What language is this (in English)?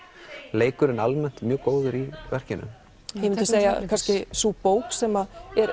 Icelandic